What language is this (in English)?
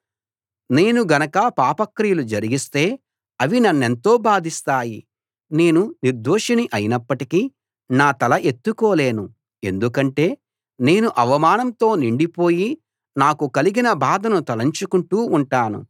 Telugu